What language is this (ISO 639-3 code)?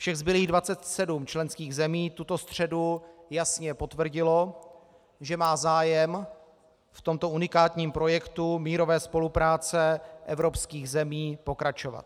ces